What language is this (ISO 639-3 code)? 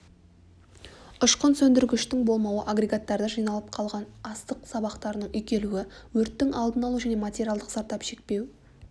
kaz